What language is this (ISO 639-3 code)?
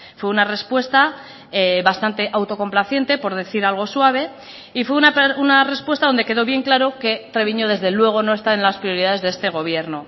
spa